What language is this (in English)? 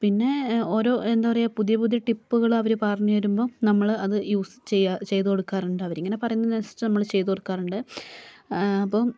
Malayalam